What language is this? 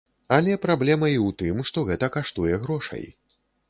Belarusian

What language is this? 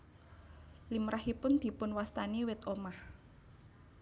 Javanese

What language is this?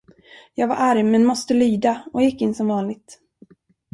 Swedish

